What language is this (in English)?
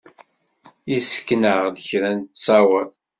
Kabyle